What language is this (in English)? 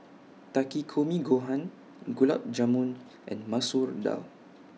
English